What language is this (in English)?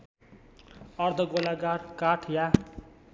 Nepali